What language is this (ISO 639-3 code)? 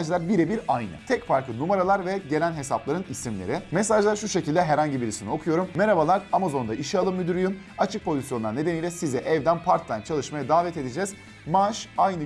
tur